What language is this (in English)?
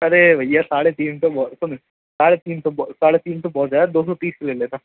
Urdu